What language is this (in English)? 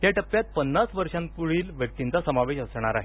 Marathi